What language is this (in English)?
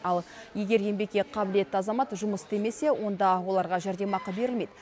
Kazakh